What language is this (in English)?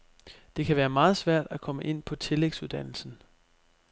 Danish